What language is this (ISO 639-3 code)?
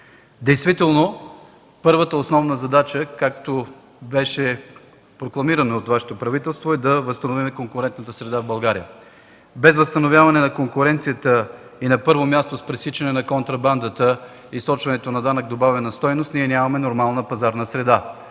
bul